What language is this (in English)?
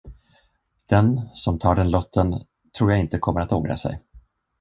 Swedish